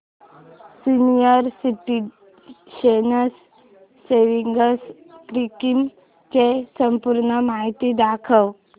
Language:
Marathi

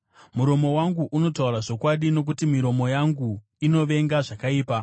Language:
Shona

